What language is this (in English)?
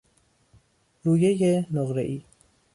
Persian